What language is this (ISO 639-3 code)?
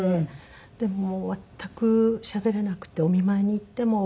jpn